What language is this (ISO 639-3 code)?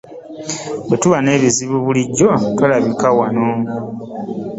lug